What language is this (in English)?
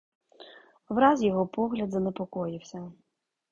Ukrainian